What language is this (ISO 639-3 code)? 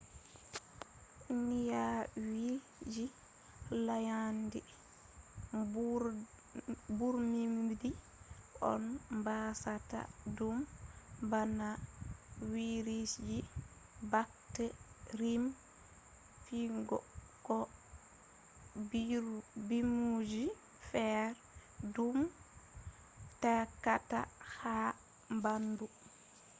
ful